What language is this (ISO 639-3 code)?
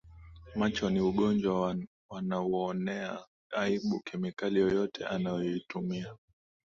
swa